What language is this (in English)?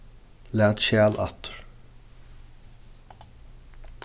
Faroese